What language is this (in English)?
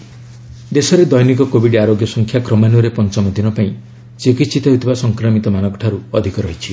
Odia